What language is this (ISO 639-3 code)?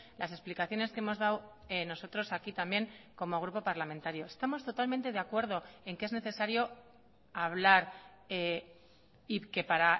spa